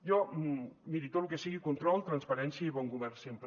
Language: Catalan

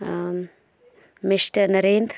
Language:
Hindi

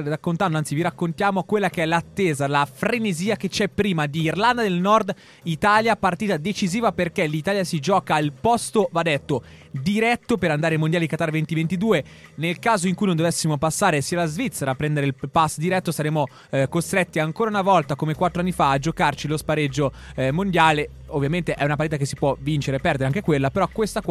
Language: Italian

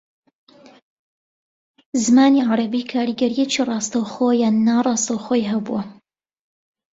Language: Central Kurdish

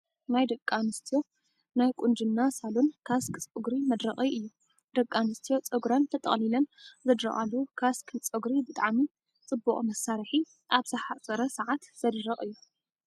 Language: Tigrinya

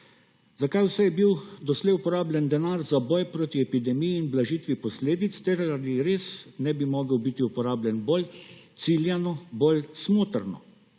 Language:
Slovenian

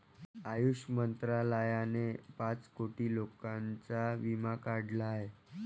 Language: Marathi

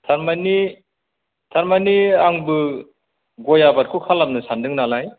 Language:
Bodo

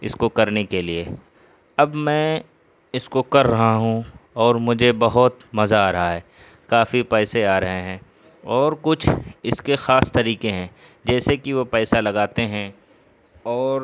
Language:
Urdu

